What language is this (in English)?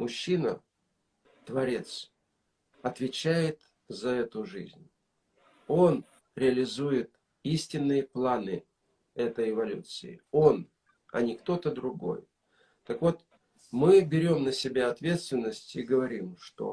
Russian